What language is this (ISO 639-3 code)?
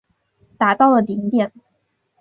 zho